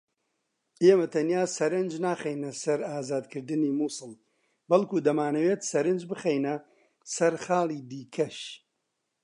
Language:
Central Kurdish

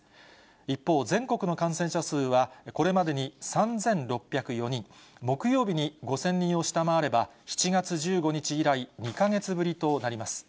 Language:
Japanese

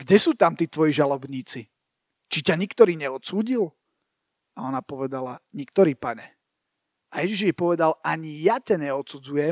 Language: Slovak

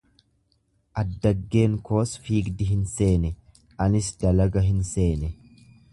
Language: Oromo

